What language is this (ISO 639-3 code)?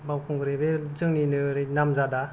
brx